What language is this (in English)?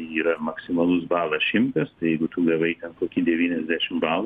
Lithuanian